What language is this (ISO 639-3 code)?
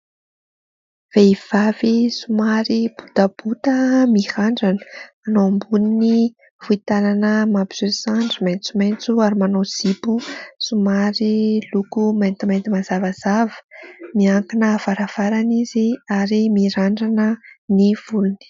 mlg